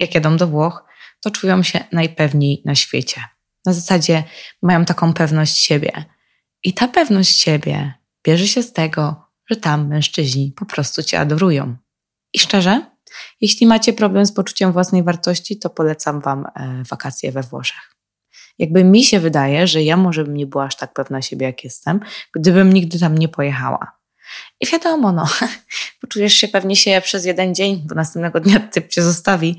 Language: Polish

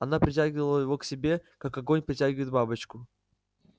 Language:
Russian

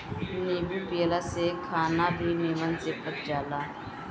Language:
Bhojpuri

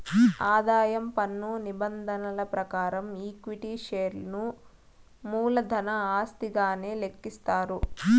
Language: Telugu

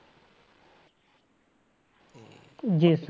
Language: Punjabi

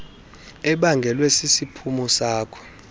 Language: Xhosa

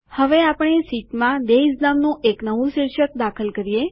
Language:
Gujarati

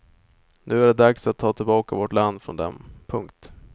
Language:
Swedish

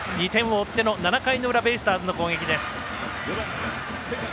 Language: Japanese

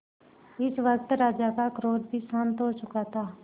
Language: Hindi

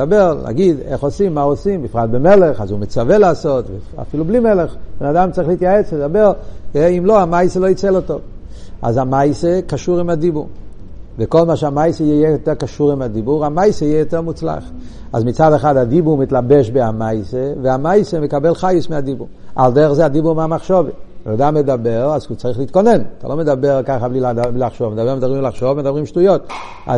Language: Hebrew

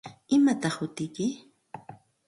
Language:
Santa Ana de Tusi Pasco Quechua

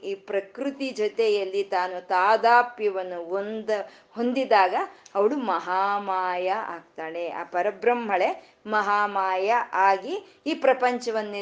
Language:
Kannada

